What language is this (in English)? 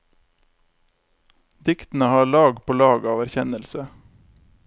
Norwegian